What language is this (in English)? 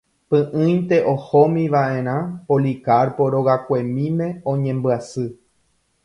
Guarani